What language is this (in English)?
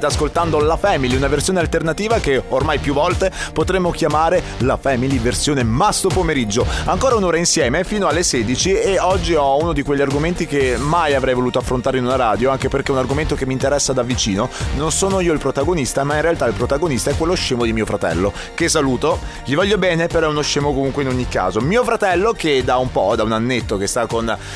Italian